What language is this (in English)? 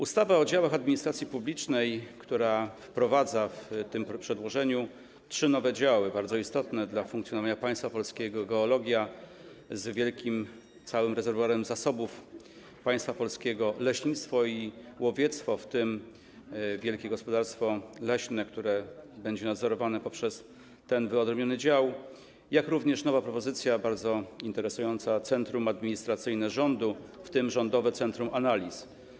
Polish